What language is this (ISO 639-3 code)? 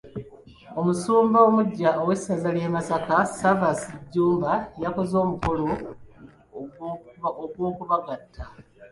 lug